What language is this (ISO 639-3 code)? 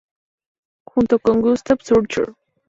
spa